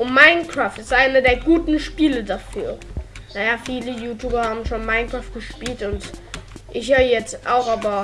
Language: German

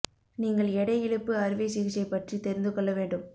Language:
Tamil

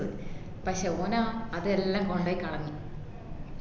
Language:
Malayalam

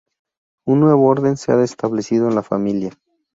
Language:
Spanish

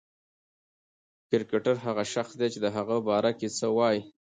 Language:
Pashto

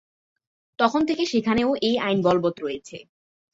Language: Bangla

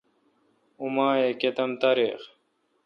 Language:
Kalkoti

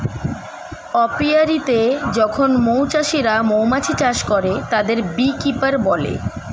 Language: Bangla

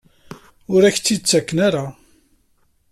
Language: Kabyle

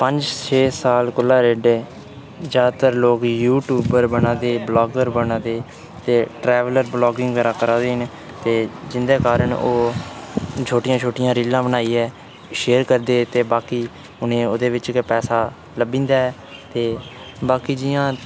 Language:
Dogri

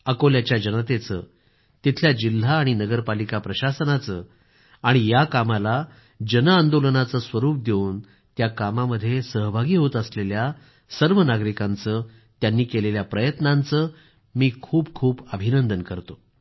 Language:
Marathi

